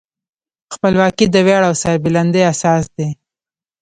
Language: Pashto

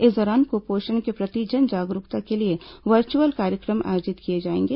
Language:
Hindi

